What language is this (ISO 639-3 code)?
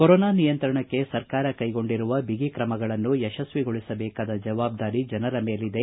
kan